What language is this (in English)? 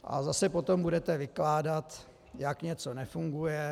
Czech